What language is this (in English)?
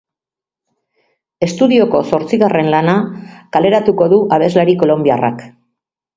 Basque